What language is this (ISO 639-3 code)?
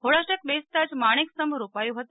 guj